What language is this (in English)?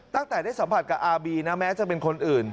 Thai